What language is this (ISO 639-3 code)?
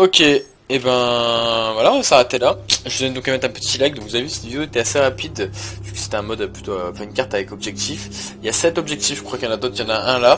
fra